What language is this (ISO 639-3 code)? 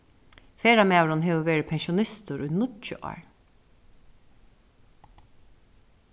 fao